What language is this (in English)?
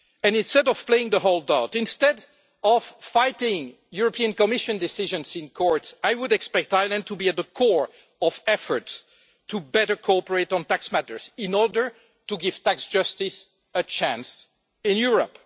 English